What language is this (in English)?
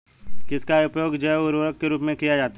Hindi